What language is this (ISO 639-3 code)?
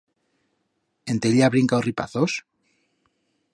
arg